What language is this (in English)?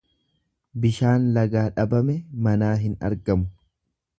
Oromo